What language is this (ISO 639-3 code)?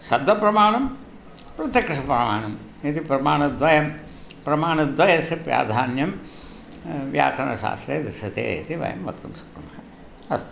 san